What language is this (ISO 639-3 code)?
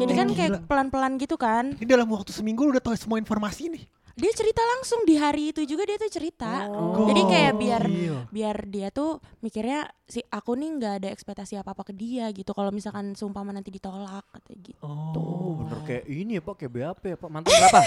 ind